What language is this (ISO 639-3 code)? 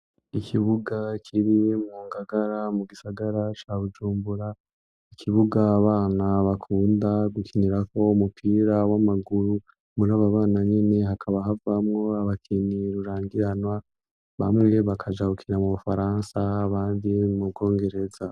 run